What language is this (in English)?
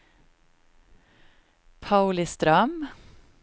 Swedish